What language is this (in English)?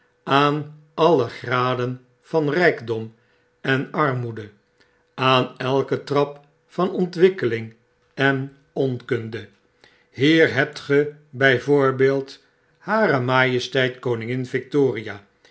Dutch